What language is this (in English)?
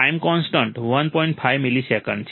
Gujarati